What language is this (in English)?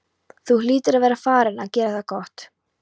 Icelandic